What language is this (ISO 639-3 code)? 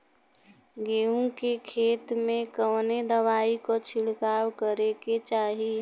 bho